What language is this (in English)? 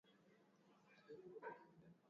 Swahili